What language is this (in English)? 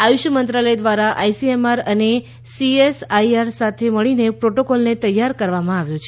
Gujarati